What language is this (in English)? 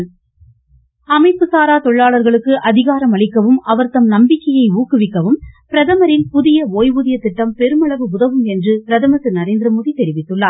Tamil